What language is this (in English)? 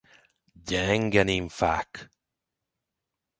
Hungarian